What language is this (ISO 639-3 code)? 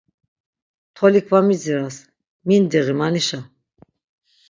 lzz